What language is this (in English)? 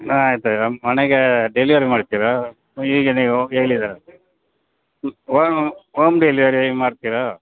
Kannada